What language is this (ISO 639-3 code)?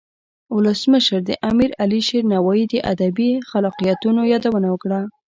pus